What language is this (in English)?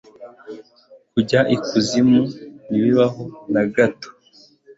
Kinyarwanda